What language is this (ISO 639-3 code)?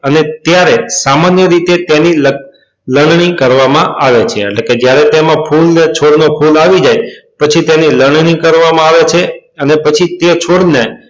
guj